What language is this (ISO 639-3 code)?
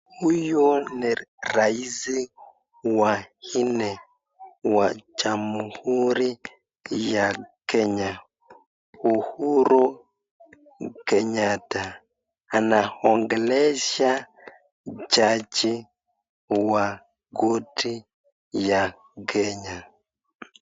swa